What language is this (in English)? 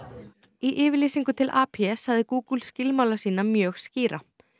Icelandic